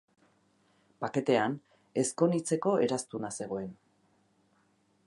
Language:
Basque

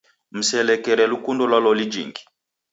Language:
Taita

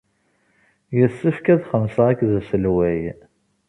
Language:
Kabyle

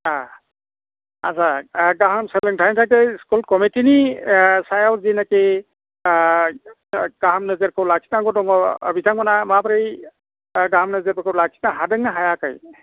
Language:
Bodo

